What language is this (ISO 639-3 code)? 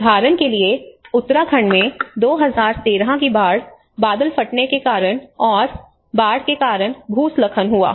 hin